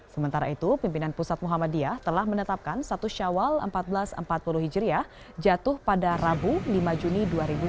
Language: Indonesian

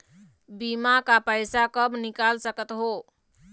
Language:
Chhattisgarhi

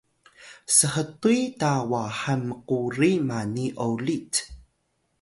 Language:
Atayal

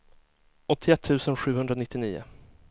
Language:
Swedish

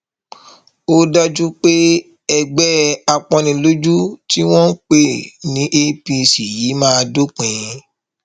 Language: Yoruba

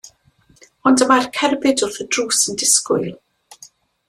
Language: Welsh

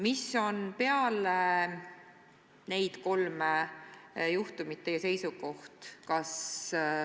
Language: Estonian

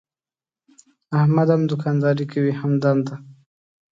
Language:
Pashto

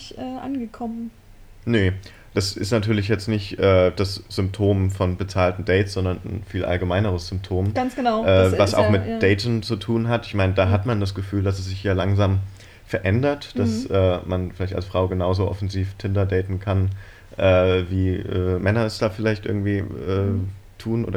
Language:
German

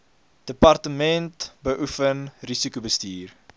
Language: Afrikaans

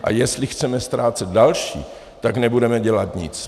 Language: Czech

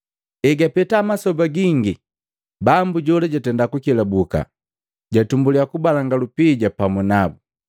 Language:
Matengo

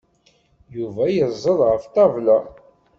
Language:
Kabyle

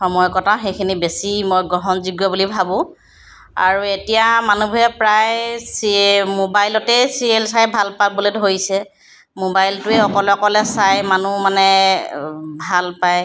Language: Assamese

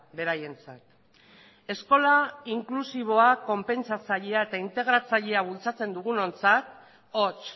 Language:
Basque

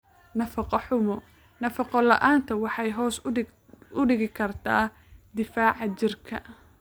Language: Somali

